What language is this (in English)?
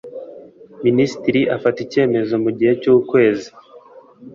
Kinyarwanda